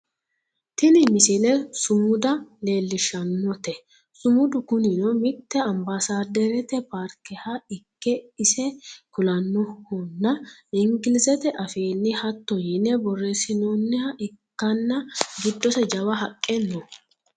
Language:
Sidamo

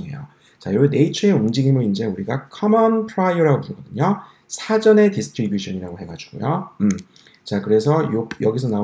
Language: Korean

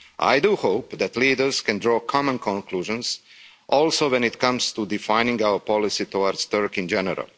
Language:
English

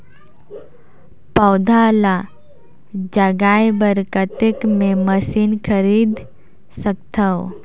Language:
Chhattisgarhi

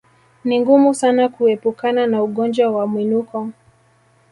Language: Swahili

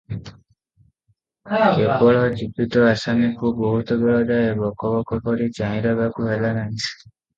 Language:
Odia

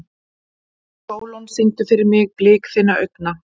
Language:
Icelandic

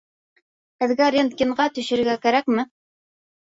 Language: Bashkir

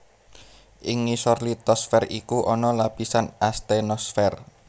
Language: Javanese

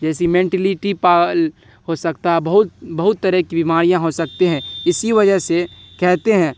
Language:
Urdu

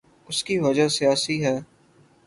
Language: Urdu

